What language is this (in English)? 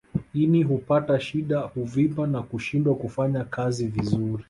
Swahili